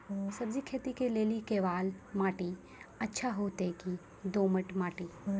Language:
Maithili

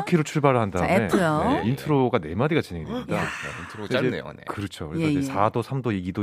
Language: Korean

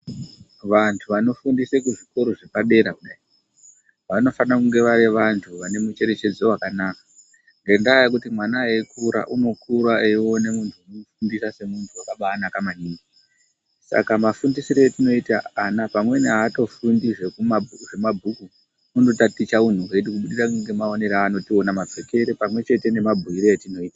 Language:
Ndau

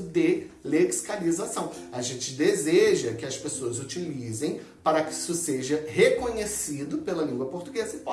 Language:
Portuguese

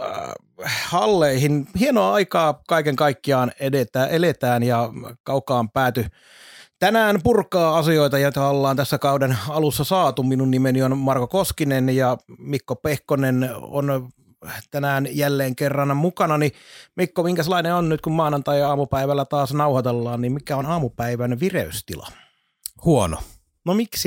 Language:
Finnish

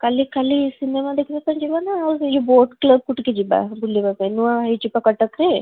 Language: Odia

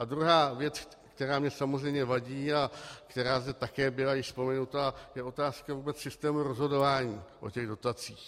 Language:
Czech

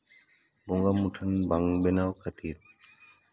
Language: Santali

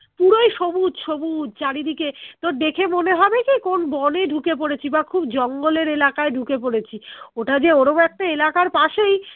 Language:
Bangla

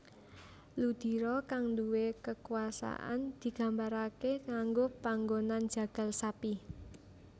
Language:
Javanese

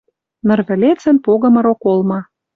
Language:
Western Mari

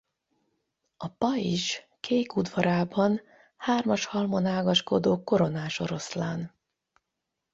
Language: Hungarian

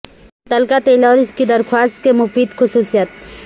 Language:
Urdu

